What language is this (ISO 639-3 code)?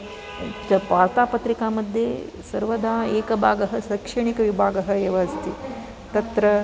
san